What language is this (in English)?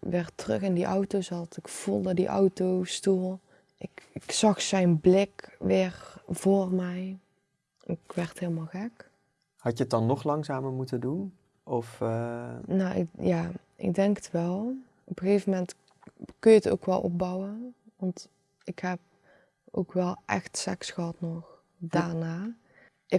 Dutch